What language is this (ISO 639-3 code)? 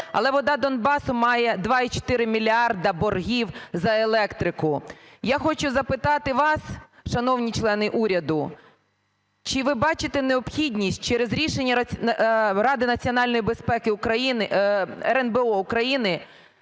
ukr